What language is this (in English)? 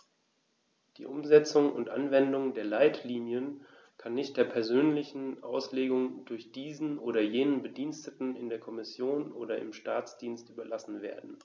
German